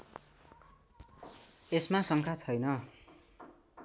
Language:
Nepali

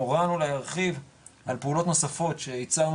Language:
Hebrew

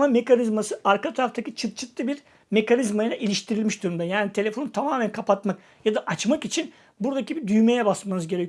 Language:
Turkish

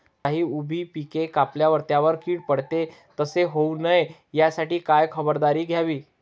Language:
Marathi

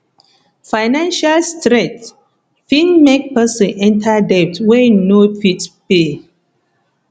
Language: Nigerian Pidgin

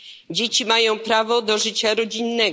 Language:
Polish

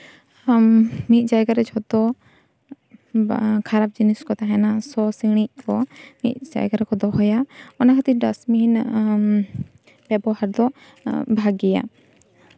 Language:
Santali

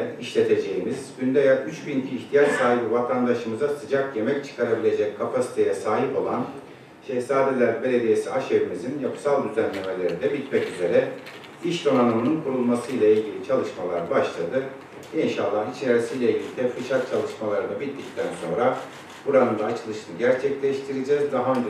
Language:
Turkish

